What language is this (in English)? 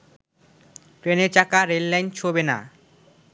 Bangla